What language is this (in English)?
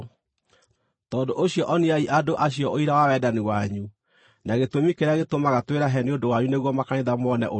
Kikuyu